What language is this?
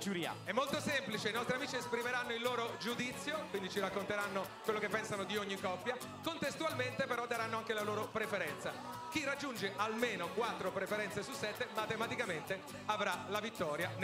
Italian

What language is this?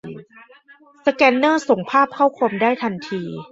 Thai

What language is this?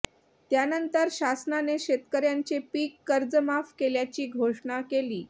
Marathi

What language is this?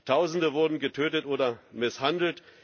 German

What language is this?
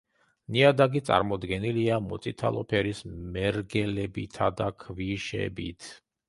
Georgian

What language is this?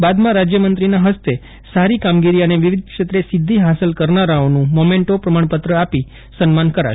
Gujarati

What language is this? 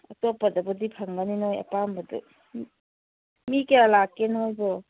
Manipuri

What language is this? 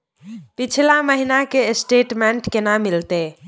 Maithili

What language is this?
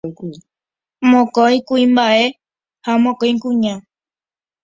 Guarani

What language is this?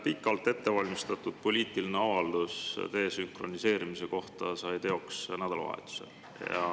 Estonian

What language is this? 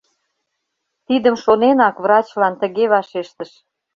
Mari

